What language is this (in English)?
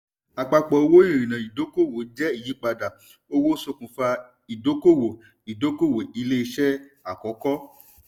Yoruba